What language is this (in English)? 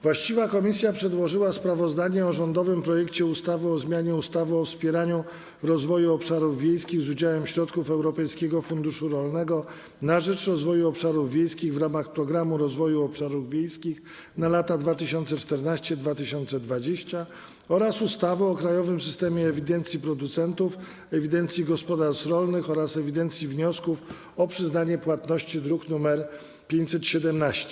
Polish